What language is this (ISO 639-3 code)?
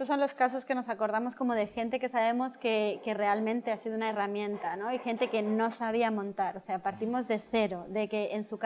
spa